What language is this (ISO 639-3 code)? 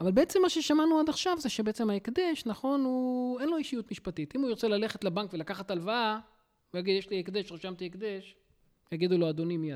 heb